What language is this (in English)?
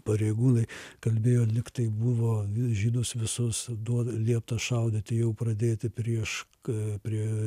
Lithuanian